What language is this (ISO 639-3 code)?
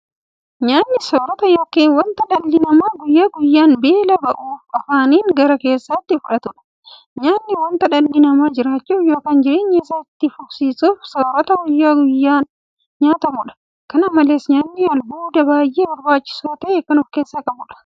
orm